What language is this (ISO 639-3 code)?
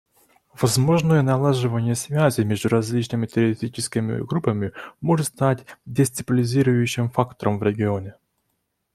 rus